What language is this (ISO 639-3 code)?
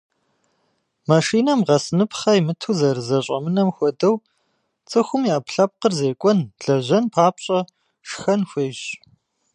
kbd